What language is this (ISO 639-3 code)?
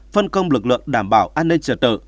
vie